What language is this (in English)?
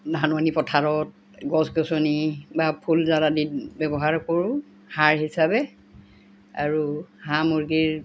Assamese